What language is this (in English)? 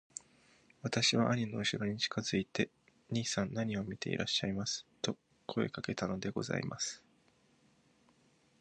Japanese